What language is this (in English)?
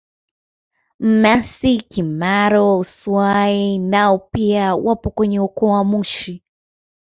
Swahili